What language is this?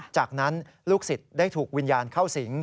Thai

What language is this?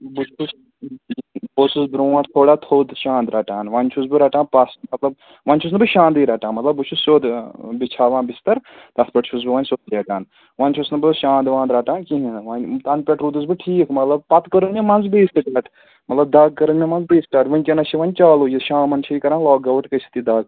Kashmiri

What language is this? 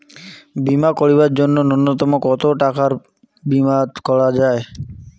Bangla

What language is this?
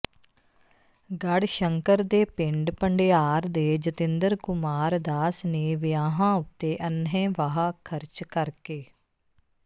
Punjabi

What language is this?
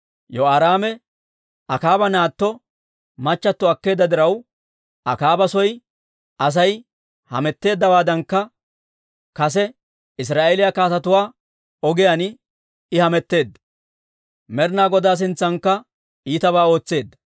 Dawro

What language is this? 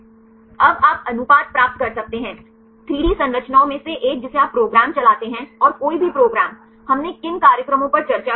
Hindi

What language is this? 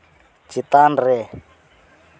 Santali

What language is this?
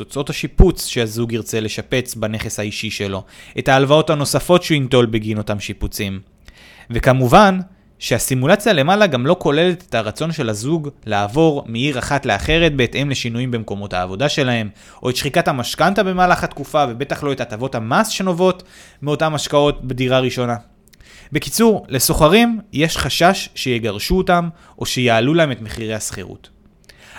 Hebrew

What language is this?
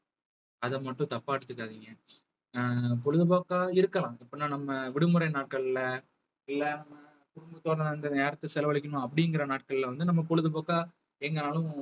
Tamil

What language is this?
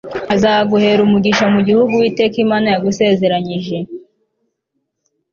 Kinyarwanda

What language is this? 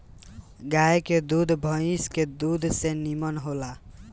Bhojpuri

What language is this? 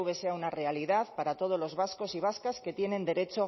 Spanish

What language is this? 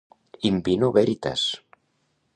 Catalan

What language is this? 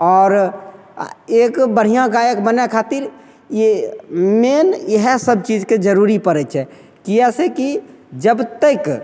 Maithili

